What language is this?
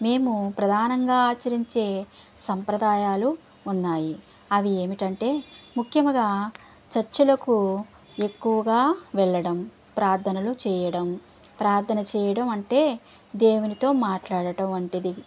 Telugu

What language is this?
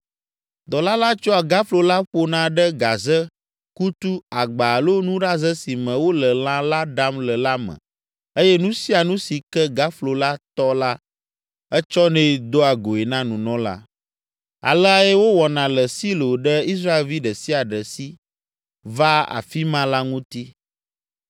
Ewe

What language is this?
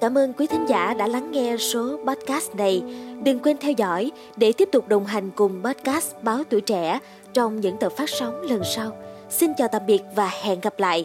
Vietnamese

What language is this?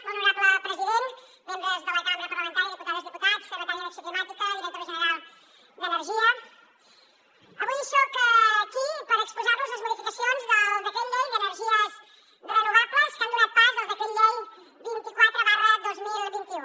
Catalan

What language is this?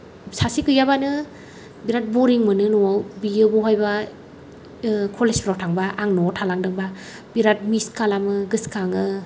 Bodo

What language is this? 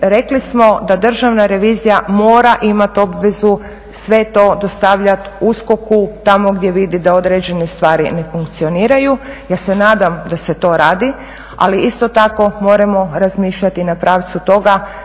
Croatian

